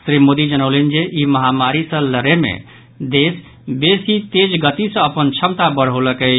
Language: Maithili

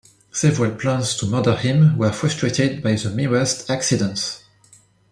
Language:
English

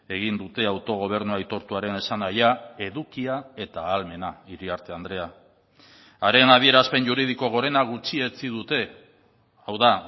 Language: Basque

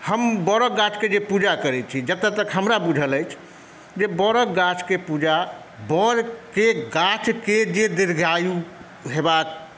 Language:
Maithili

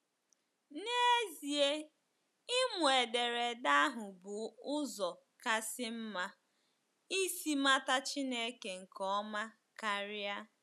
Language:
Igbo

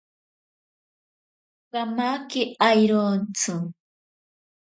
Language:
Ashéninka Perené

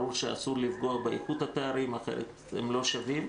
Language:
Hebrew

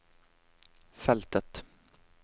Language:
Norwegian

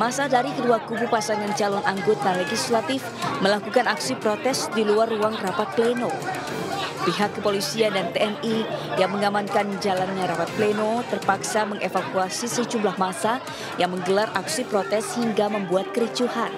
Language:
Indonesian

